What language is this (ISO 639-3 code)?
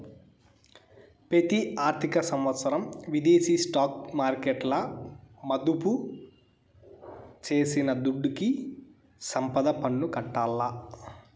tel